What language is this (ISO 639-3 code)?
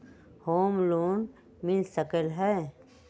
mag